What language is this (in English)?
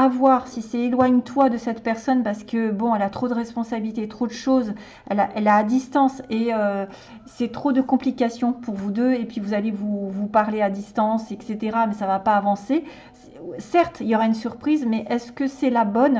French